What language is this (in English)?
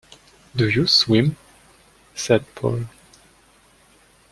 English